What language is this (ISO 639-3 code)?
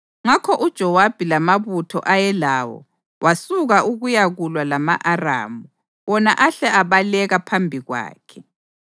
nde